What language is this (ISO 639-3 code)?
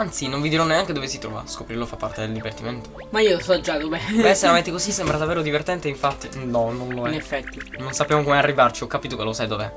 ita